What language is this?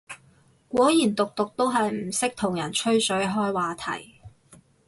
Cantonese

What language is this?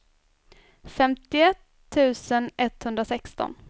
Swedish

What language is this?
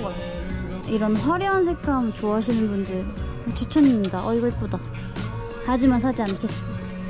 Korean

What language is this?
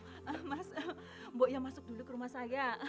Indonesian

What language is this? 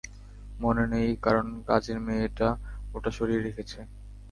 Bangla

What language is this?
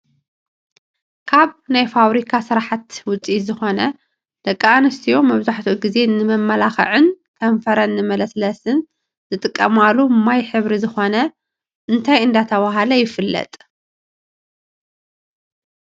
Tigrinya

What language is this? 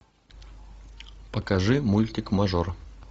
Russian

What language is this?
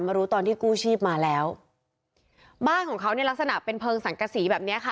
Thai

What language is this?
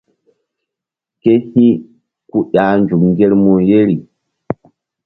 Mbum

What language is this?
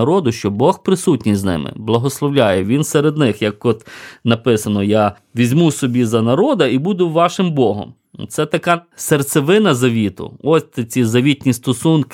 Ukrainian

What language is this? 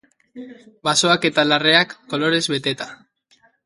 Basque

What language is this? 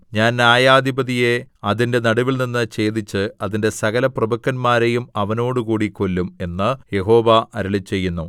Malayalam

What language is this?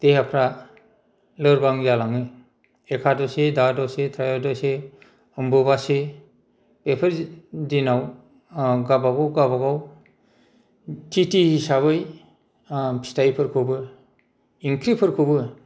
Bodo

